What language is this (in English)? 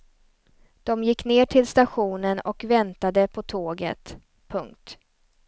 Swedish